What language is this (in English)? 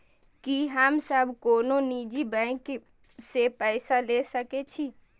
Maithili